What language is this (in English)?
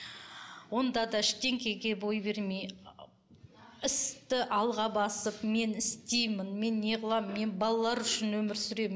Kazakh